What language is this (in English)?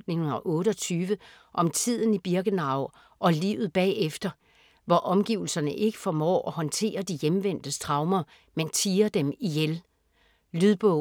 Danish